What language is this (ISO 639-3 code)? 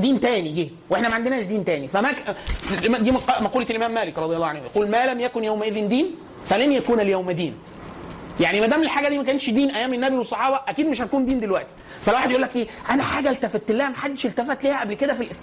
ara